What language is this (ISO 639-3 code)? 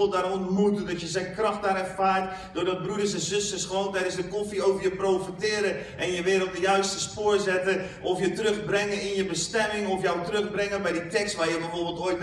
nld